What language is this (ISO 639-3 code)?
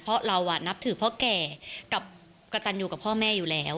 tha